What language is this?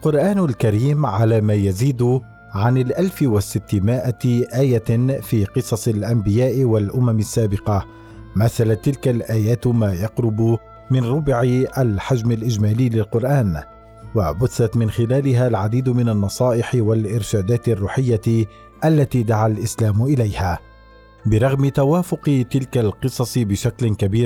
Arabic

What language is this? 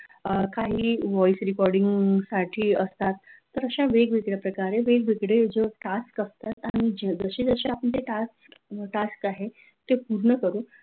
Marathi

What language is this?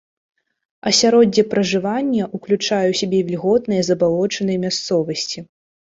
Belarusian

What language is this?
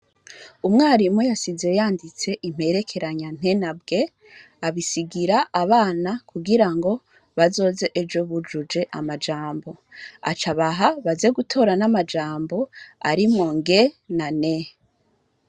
Rundi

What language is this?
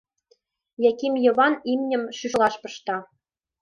Mari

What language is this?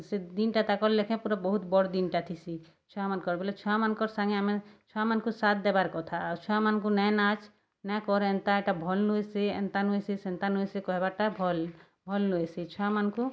Odia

